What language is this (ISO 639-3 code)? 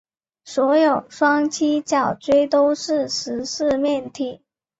zho